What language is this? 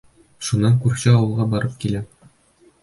Bashkir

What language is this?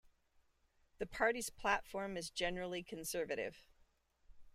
English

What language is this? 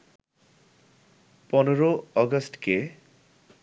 Bangla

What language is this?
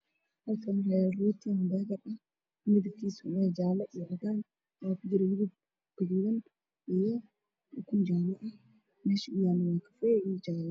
Somali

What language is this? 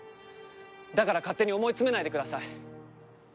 Japanese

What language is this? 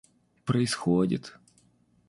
Russian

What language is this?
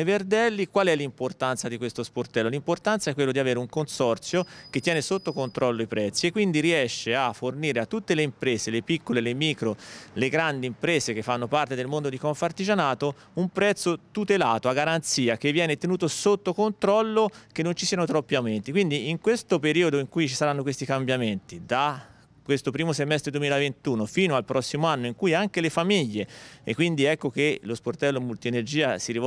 Italian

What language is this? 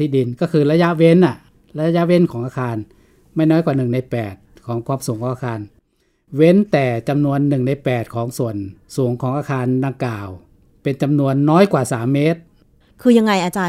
Thai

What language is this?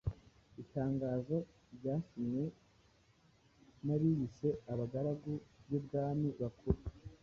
Kinyarwanda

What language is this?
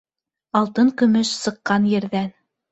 Bashkir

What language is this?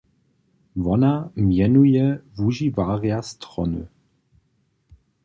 Upper Sorbian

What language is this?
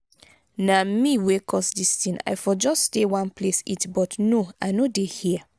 Nigerian Pidgin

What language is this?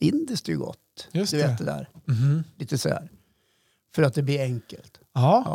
Swedish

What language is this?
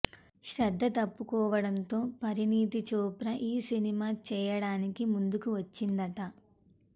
Telugu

